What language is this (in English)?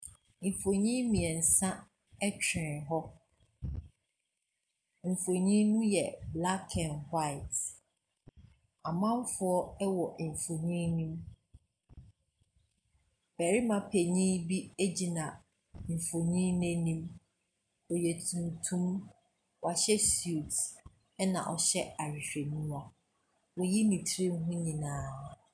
Akan